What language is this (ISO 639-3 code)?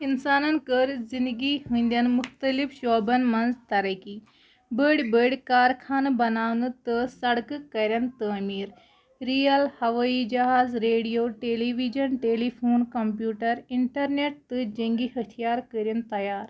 kas